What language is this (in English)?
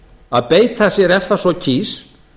Icelandic